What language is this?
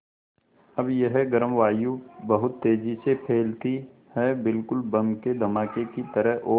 Hindi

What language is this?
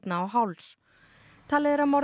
Icelandic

